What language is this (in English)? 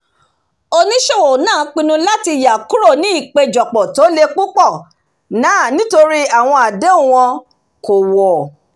Yoruba